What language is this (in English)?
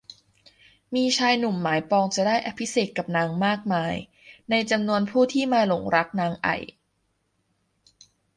Thai